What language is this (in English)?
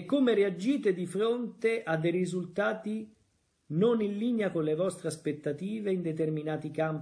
Italian